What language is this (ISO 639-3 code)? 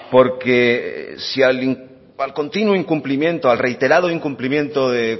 spa